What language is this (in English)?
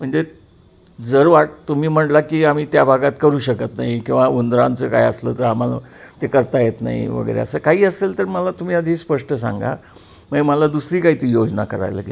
Marathi